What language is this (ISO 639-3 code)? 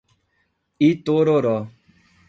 por